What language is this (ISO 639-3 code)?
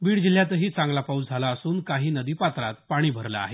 mar